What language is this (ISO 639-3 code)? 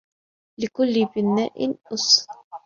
ara